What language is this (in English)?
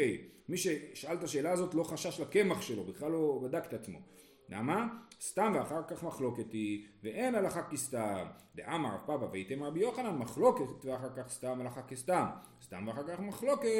Hebrew